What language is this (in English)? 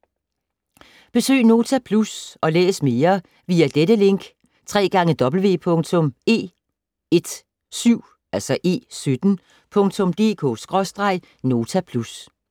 Danish